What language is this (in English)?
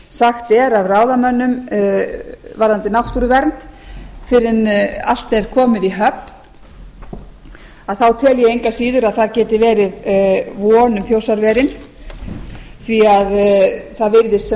Icelandic